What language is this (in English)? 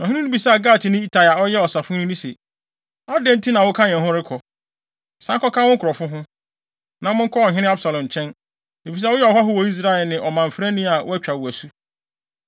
Akan